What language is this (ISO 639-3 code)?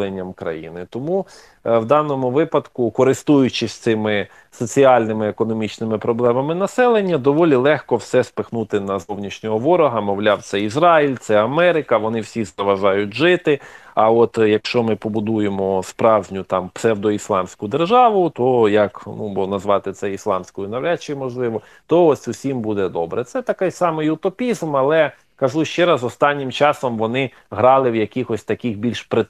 ukr